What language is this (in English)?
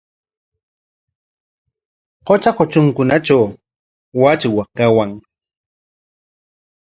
Corongo Ancash Quechua